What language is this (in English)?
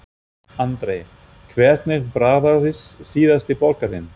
Icelandic